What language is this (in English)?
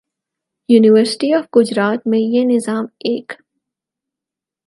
Urdu